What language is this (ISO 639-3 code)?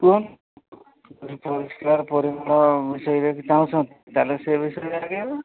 ori